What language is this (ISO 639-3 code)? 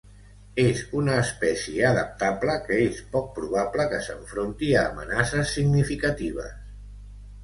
cat